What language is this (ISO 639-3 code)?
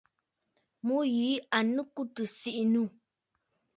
bfd